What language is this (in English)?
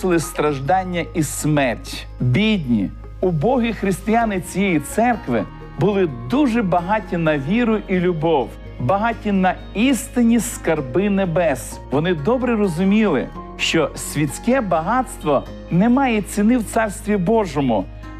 Ukrainian